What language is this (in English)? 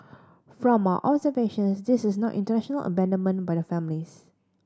English